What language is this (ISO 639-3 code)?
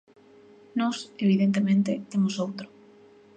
glg